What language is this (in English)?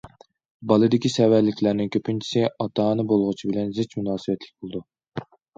Uyghur